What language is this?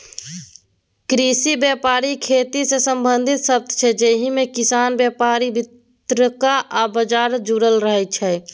Maithili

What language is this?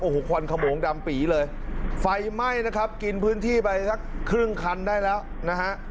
Thai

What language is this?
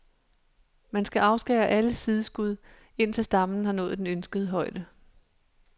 Danish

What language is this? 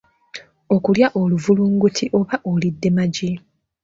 Ganda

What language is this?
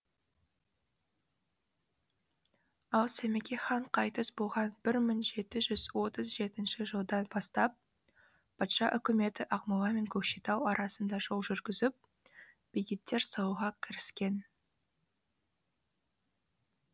Kazakh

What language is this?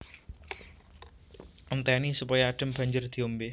Javanese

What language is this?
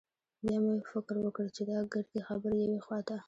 Pashto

